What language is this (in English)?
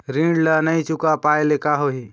Chhattisgarhi